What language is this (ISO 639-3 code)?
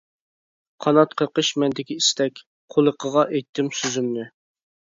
uig